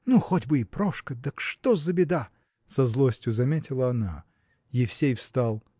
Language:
Russian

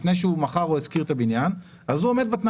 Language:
Hebrew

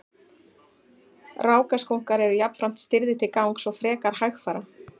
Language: Icelandic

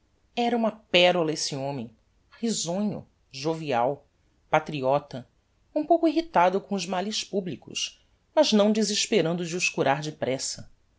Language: Portuguese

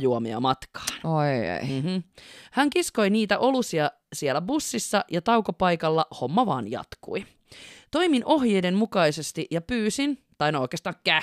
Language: Finnish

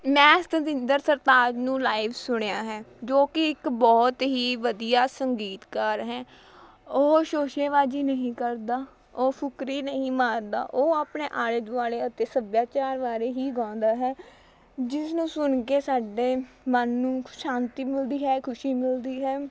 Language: Punjabi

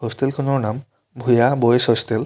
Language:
Assamese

